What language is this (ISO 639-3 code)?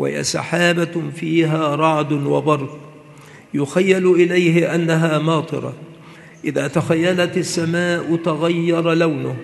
ara